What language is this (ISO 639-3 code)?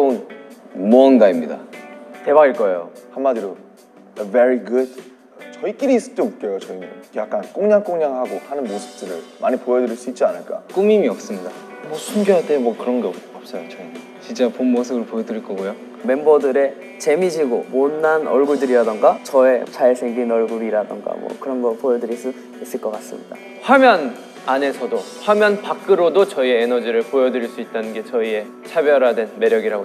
kor